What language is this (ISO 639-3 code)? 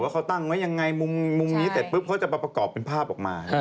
tha